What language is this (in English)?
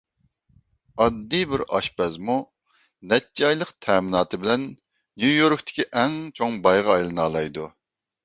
Uyghur